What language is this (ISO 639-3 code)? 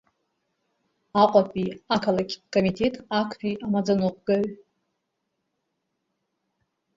abk